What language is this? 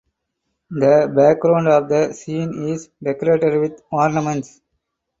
English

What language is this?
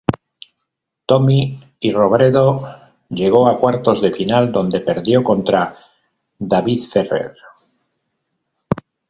Spanish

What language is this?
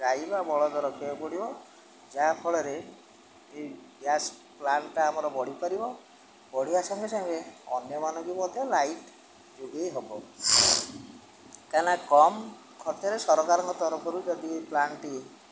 Odia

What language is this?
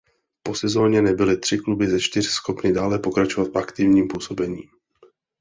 Czech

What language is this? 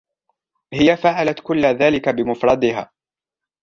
Arabic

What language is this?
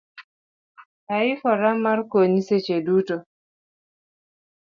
Luo (Kenya and Tanzania)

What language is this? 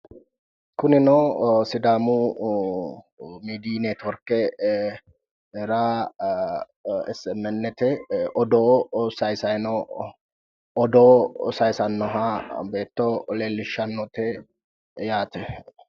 Sidamo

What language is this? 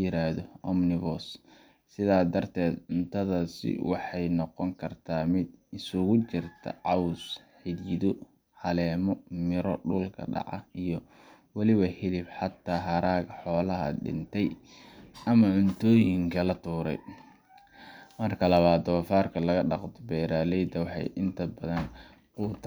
Somali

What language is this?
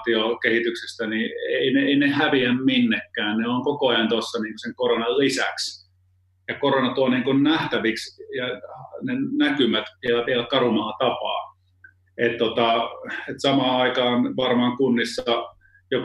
Finnish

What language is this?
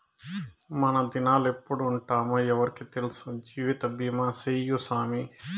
Telugu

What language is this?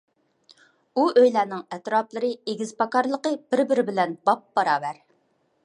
Uyghur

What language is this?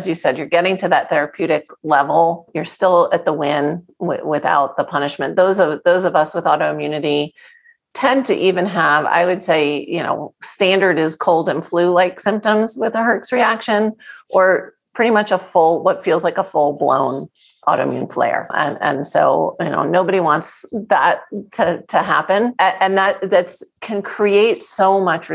English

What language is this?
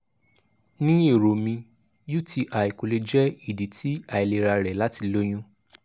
Yoruba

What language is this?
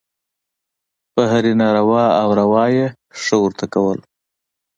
Pashto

